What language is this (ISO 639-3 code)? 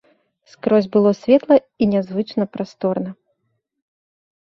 bel